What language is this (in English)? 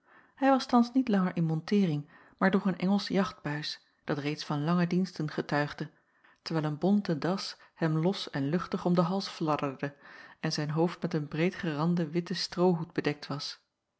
Dutch